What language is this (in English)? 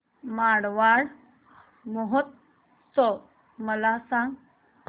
Marathi